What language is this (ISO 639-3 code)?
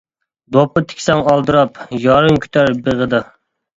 uig